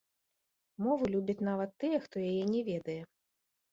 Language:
Belarusian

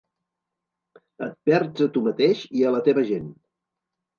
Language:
Catalan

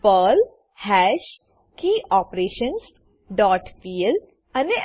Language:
Gujarati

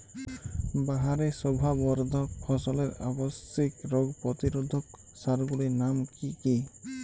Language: Bangla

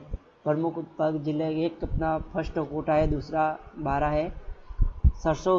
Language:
Hindi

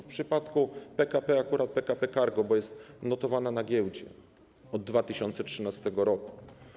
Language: Polish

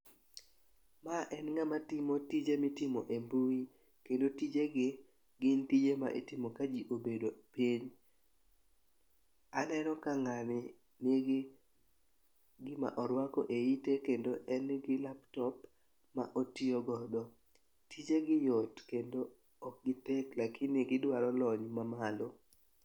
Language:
Luo (Kenya and Tanzania)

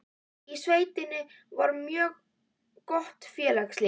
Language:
Icelandic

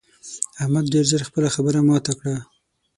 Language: Pashto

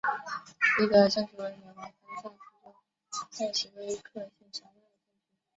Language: Chinese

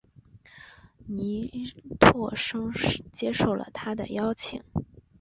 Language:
Chinese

